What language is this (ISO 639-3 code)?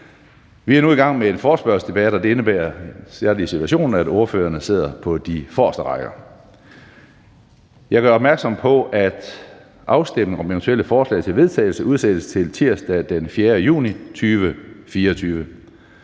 dan